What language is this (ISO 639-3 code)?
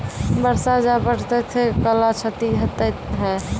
mai